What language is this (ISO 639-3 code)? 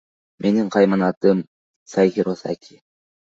kir